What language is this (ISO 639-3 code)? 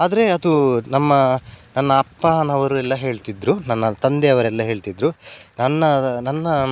kan